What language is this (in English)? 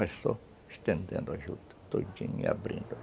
Portuguese